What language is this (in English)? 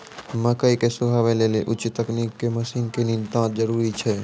Maithili